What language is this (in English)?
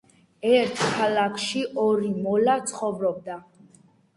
Georgian